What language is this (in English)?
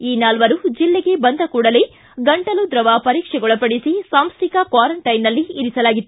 Kannada